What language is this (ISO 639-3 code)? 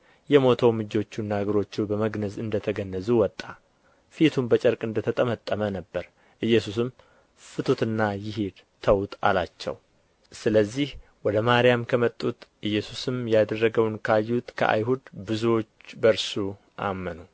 amh